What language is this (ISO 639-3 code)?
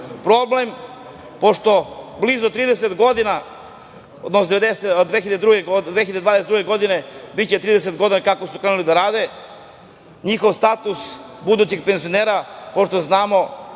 srp